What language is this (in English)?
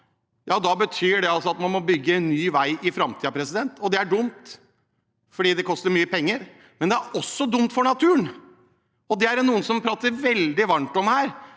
Norwegian